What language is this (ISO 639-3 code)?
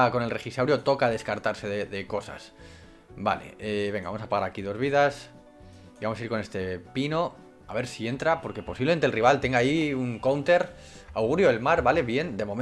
spa